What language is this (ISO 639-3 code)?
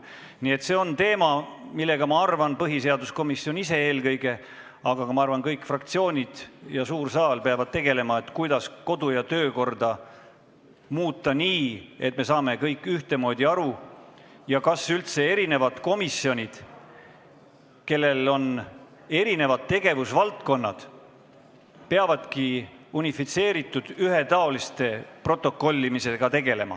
est